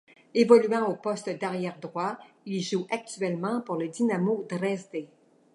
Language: French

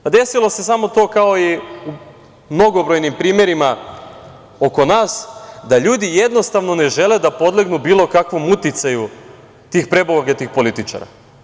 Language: Serbian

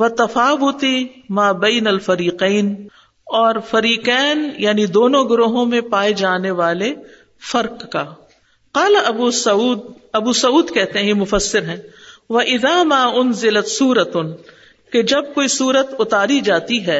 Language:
Urdu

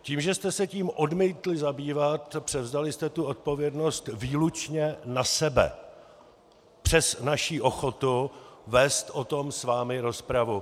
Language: Czech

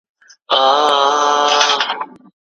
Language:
Pashto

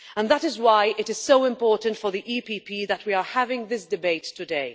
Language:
English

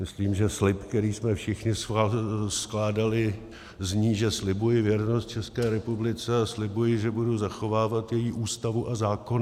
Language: Czech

